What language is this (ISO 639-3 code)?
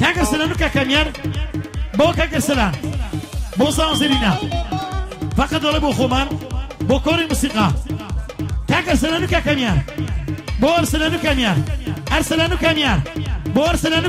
ara